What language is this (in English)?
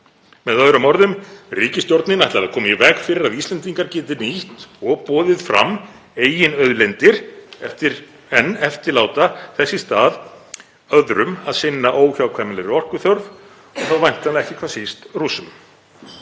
Icelandic